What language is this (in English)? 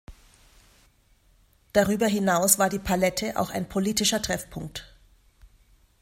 German